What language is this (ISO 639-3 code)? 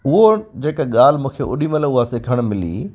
snd